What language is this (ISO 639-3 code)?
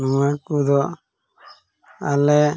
sat